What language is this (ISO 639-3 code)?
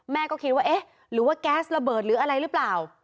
tha